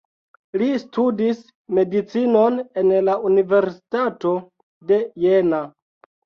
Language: Esperanto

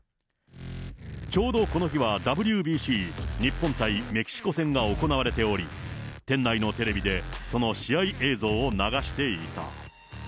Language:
Japanese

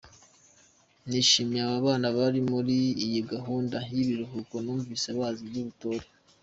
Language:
Kinyarwanda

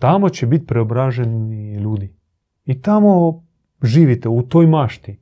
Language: Croatian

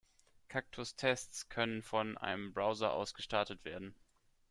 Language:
German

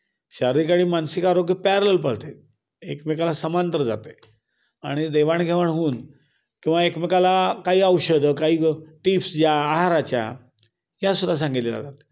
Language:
Marathi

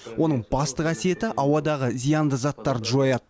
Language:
Kazakh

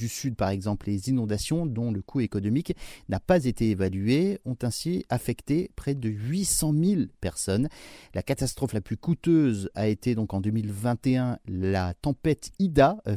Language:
French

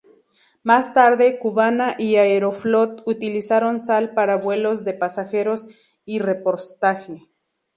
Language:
Spanish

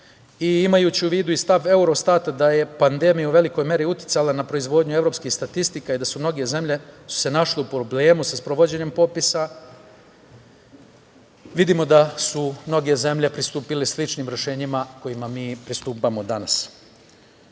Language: Serbian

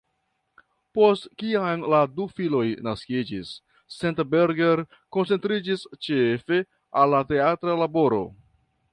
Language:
Esperanto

